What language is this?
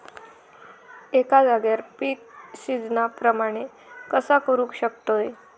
Marathi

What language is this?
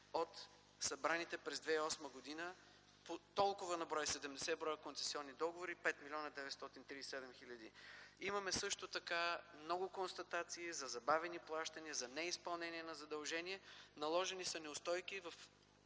Bulgarian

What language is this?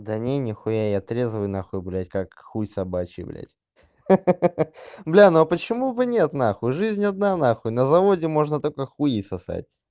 Russian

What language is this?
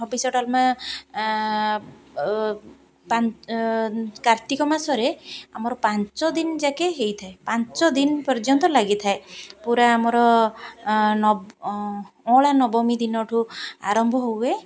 Odia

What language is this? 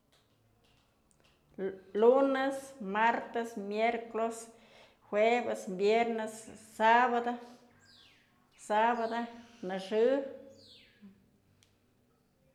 Mazatlán Mixe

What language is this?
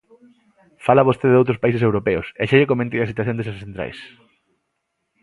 Galician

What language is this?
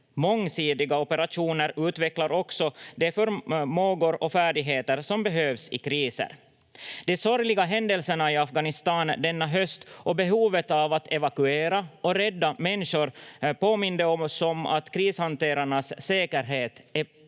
Finnish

